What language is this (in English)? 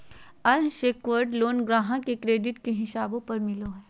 Magahi